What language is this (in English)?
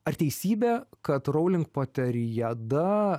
Lithuanian